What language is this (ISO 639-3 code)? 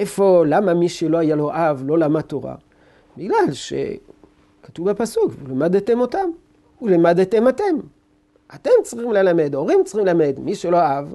heb